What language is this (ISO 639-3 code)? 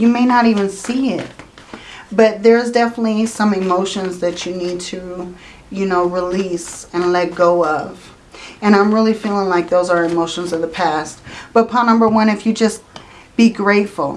eng